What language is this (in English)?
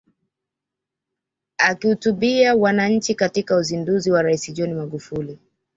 Swahili